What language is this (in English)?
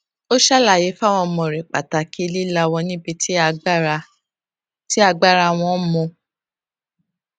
Yoruba